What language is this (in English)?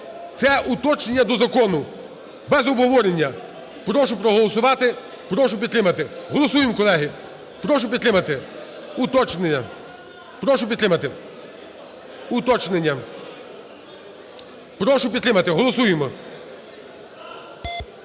Ukrainian